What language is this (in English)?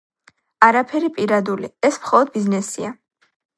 Georgian